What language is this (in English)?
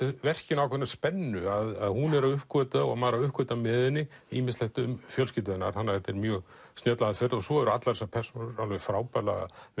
Icelandic